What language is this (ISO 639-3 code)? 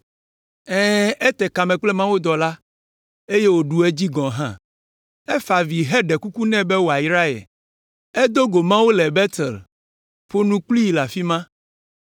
ewe